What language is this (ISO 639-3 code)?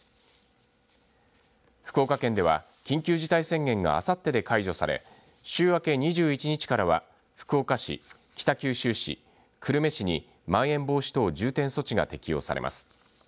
jpn